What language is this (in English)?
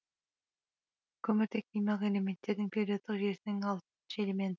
Kazakh